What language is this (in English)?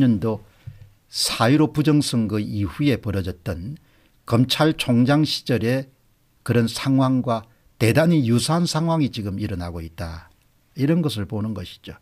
Korean